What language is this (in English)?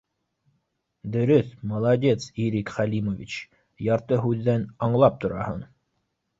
Bashkir